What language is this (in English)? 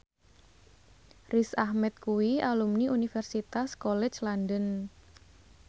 Javanese